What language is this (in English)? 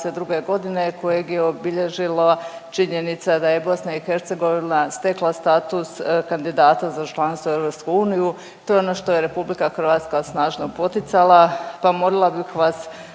Croatian